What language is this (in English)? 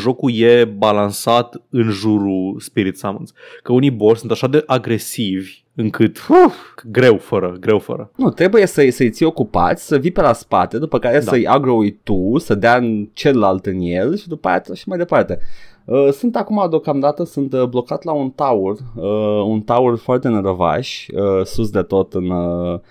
Romanian